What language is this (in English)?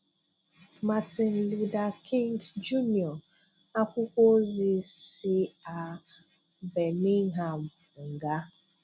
Igbo